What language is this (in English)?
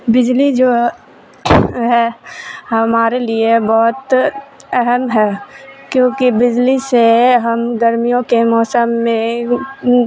Urdu